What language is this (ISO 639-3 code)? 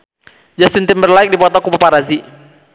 sun